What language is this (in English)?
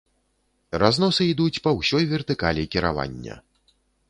Belarusian